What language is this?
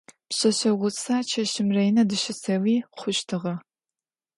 Adyghe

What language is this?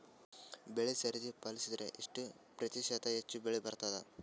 Kannada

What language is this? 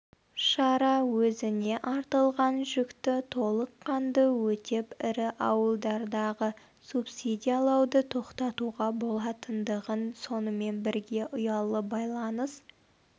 Kazakh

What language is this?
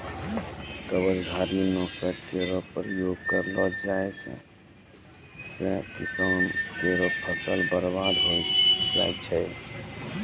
Maithili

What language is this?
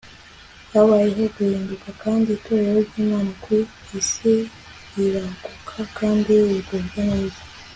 Kinyarwanda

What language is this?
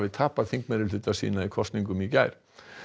Icelandic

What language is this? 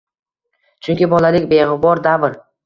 Uzbek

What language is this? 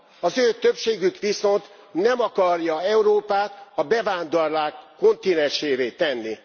Hungarian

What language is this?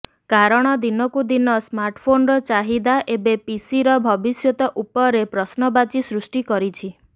Odia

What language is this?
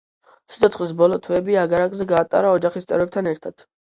Georgian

